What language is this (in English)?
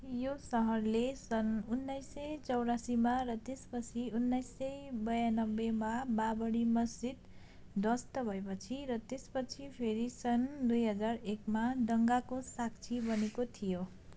Nepali